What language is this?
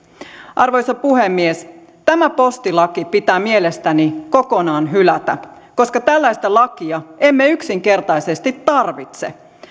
Finnish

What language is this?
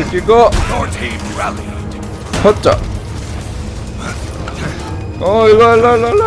Korean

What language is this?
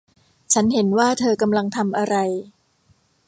Thai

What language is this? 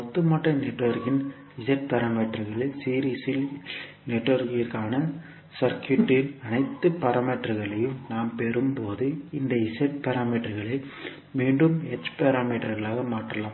Tamil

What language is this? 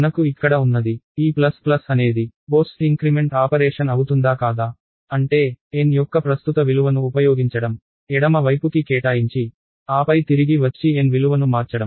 Telugu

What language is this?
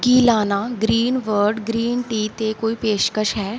Punjabi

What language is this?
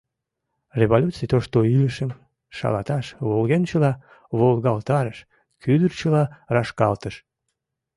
Mari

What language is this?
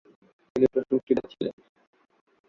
Bangla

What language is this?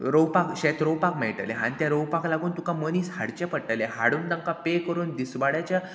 Konkani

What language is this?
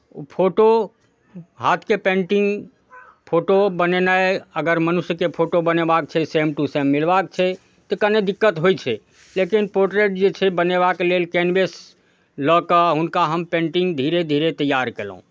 Maithili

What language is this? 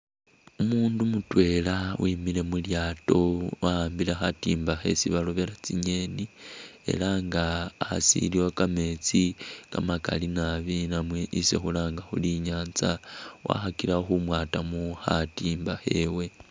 Masaaba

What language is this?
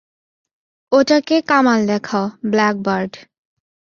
Bangla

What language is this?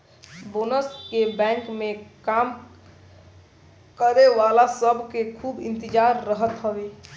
Bhojpuri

